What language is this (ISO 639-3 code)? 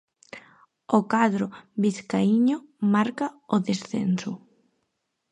glg